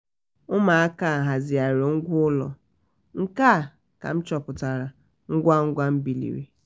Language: Igbo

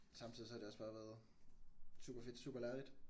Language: Danish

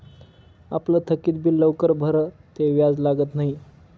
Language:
Marathi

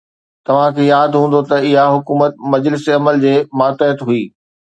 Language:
Sindhi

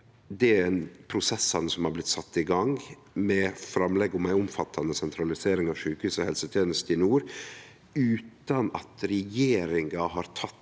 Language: Norwegian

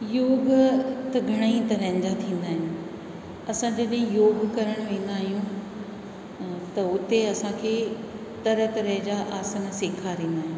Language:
Sindhi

